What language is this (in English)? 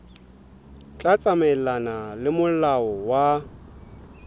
Southern Sotho